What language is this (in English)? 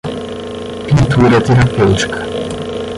Portuguese